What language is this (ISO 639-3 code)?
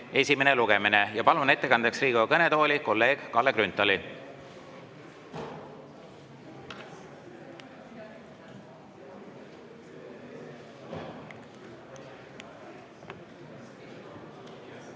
est